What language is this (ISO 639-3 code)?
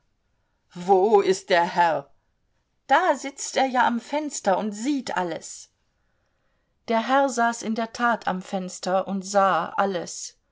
deu